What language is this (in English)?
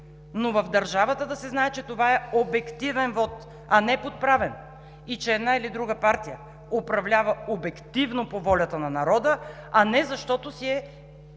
Bulgarian